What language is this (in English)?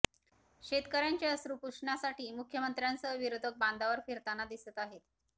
Marathi